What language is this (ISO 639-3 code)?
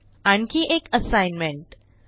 mar